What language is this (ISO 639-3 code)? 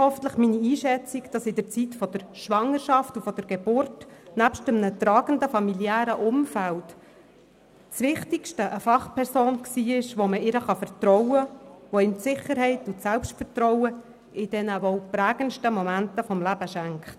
gsw